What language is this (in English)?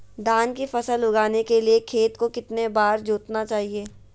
Magahi